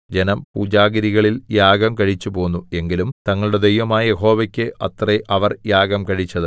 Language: Malayalam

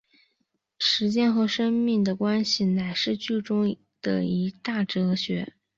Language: Chinese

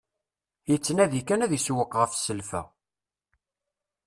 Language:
Kabyle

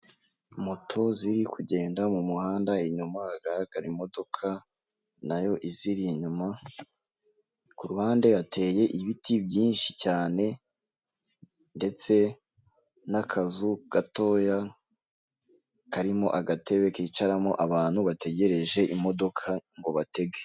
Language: Kinyarwanda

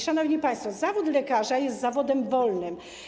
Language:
Polish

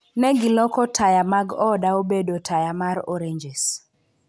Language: Luo (Kenya and Tanzania)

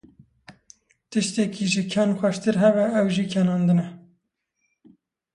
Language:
Kurdish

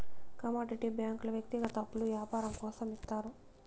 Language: Telugu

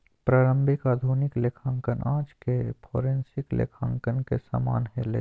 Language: Magahi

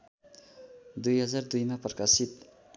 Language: Nepali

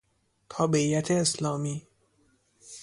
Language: Persian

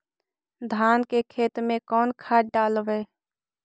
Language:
Magahi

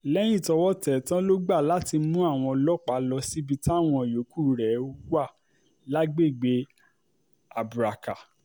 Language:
Yoruba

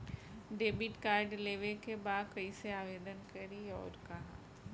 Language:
Bhojpuri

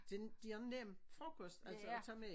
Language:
Danish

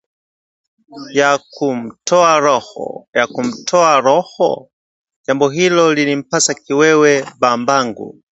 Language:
Swahili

